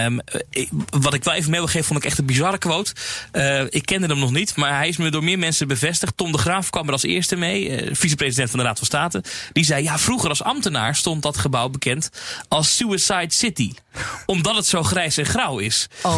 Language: Dutch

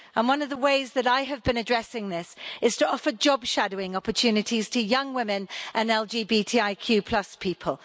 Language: English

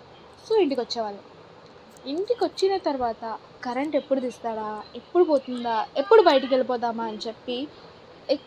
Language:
Telugu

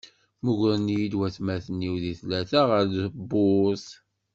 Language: Kabyle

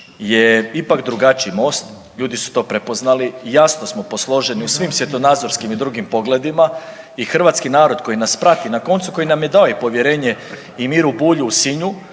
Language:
Croatian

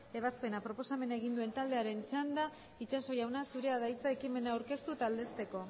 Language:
Basque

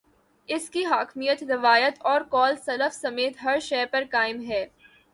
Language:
Urdu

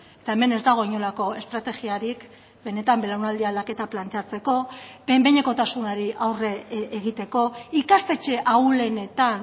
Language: Basque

